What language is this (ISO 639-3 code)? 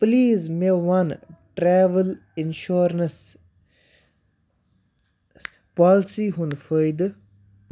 kas